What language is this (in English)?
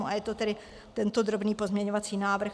Czech